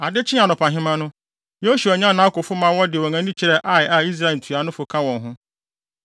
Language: Akan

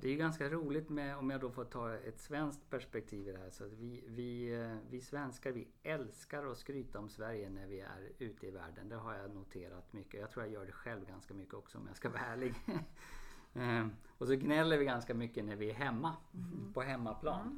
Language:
Swedish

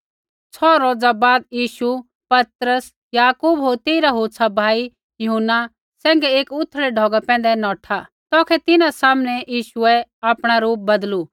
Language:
Kullu Pahari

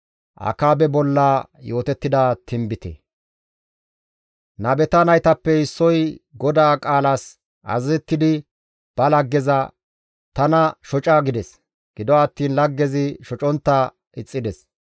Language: Gamo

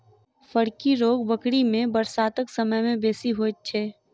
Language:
Maithili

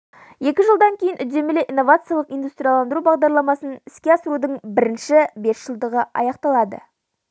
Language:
Kazakh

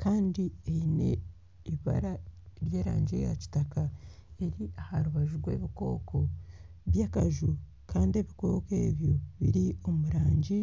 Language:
Nyankole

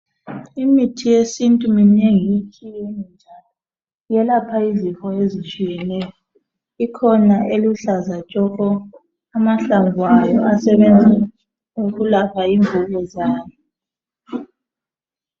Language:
North Ndebele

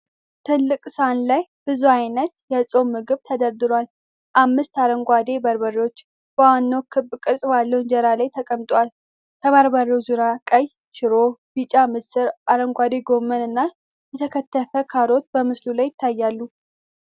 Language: Amharic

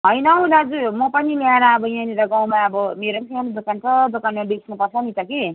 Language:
Nepali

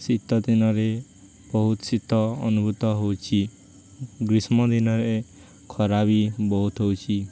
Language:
Odia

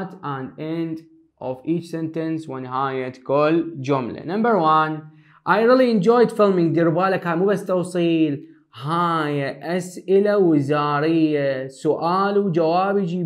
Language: Arabic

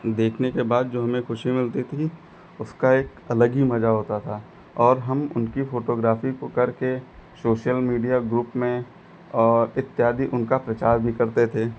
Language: Hindi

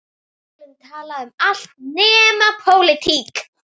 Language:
Icelandic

